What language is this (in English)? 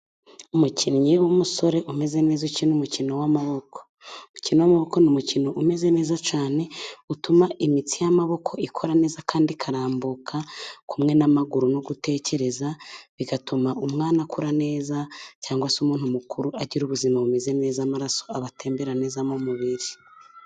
Kinyarwanda